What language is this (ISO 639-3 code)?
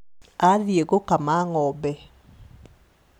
kik